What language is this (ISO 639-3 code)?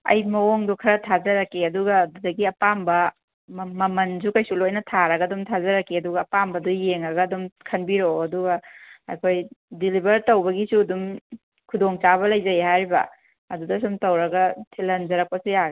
mni